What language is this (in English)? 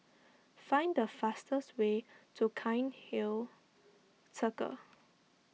English